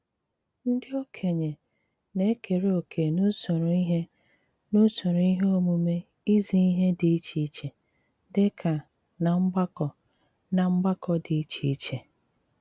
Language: Igbo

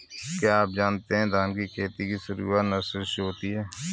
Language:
Hindi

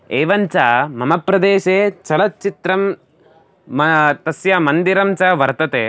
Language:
Sanskrit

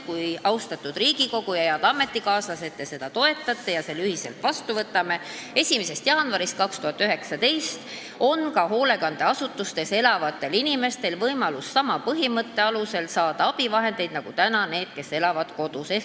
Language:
Estonian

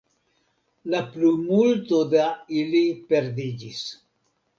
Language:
Esperanto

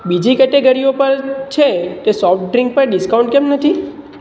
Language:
Gujarati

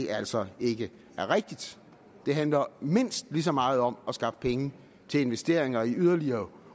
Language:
Danish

